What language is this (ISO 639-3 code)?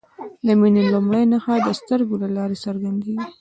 pus